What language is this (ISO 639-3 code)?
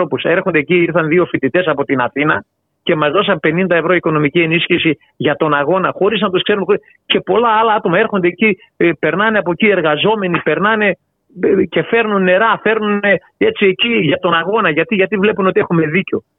ell